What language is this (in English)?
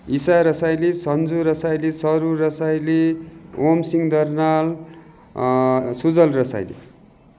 Nepali